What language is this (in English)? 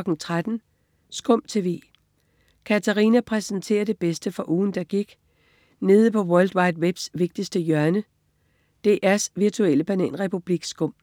Danish